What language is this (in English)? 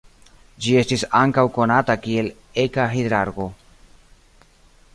Esperanto